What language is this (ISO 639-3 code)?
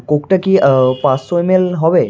ben